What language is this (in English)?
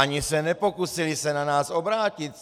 Czech